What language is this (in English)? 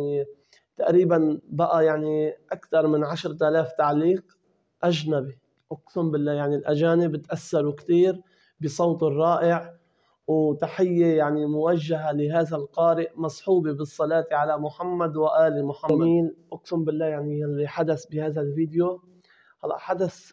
Arabic